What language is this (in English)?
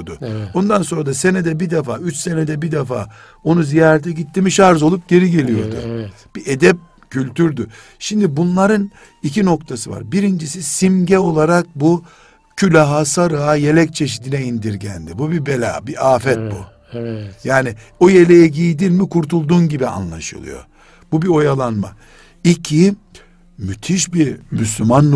Turkish